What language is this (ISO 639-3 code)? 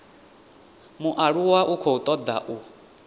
ven